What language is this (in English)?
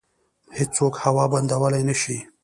Pashto